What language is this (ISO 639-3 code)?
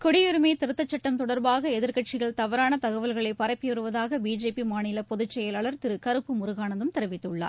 tam